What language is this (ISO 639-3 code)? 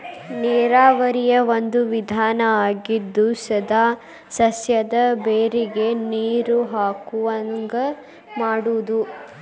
kan